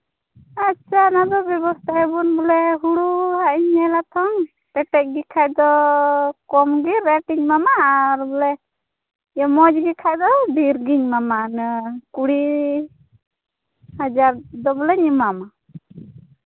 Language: Santali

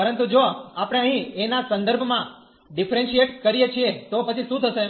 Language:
Gujarati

